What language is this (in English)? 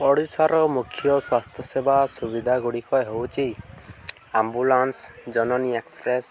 Odia